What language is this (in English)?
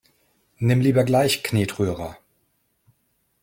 German